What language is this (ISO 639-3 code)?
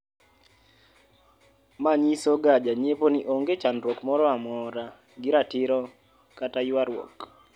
luo